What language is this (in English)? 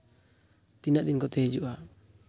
Santali